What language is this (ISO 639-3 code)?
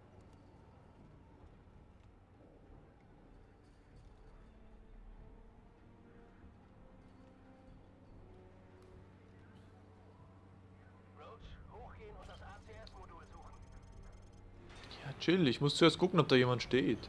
deu